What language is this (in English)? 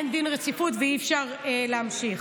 Hebrew